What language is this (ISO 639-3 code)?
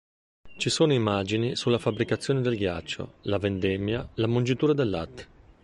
ita